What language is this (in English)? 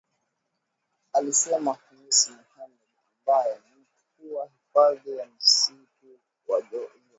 Swahili